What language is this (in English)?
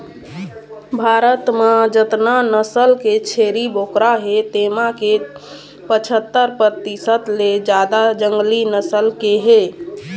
Chhattisgarhi